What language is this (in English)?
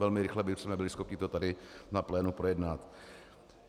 Czech